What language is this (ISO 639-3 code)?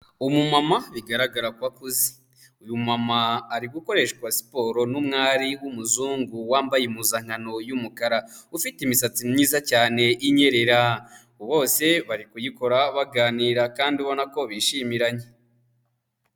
kin